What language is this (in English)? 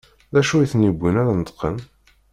Kabyle